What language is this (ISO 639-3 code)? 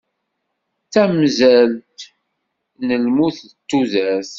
kab